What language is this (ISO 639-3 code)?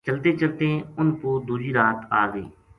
gju